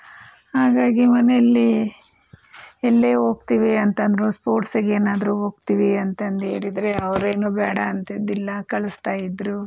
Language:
Kannada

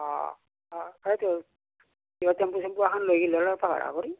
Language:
Assamese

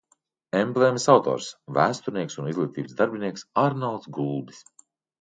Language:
Latvian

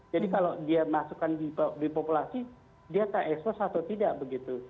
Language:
Indonesian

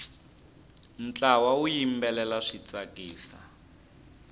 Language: Tsonga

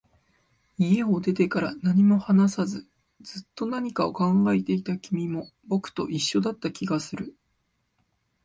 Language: Japanese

